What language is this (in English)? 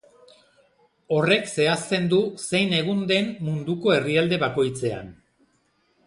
Basque